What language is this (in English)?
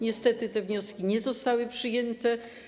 Polish